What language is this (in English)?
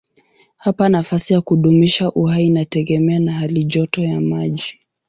Swahili